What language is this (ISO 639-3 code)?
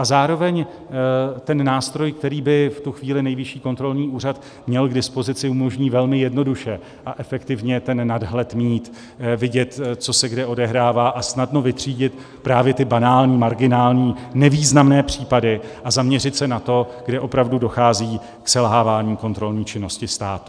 ces